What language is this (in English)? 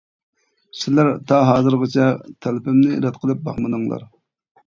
Uyghur